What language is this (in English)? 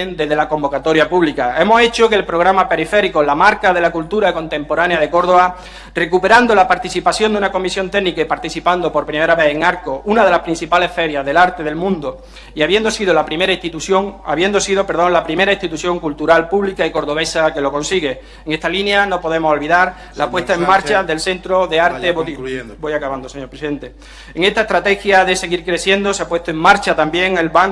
Spanish